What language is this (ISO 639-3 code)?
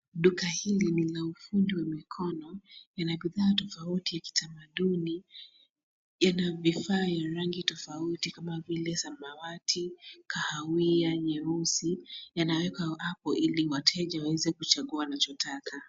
swa